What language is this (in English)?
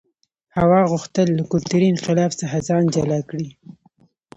Pashto